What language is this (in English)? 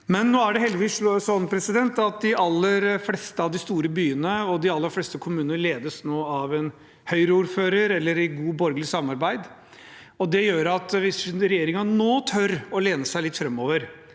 Norwegian